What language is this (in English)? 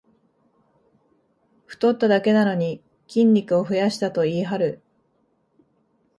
Japanese